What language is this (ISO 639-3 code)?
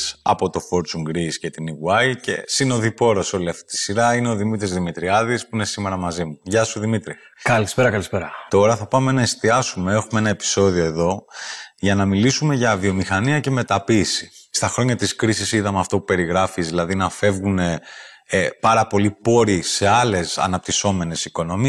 ell